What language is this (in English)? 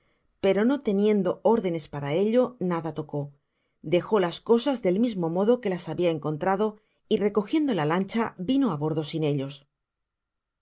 Spanish